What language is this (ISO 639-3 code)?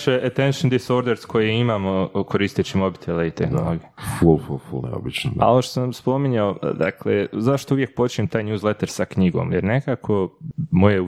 hrv